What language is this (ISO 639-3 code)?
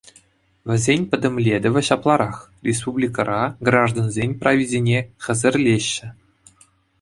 chv